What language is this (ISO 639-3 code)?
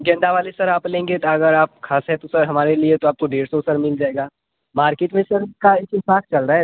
hin